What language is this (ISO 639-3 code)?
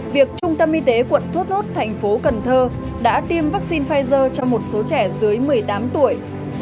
vie